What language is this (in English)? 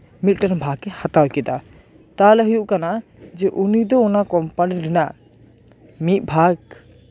Santali